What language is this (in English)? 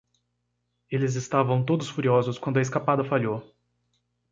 Portuguese